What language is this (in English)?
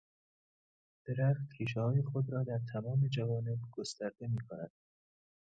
Persian